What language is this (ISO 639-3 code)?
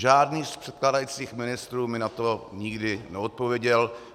ces